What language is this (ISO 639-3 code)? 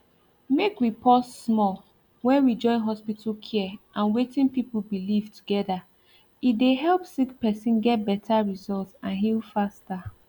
pcm